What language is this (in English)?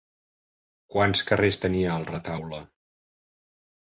Catalan